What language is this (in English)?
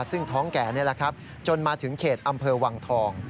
Thai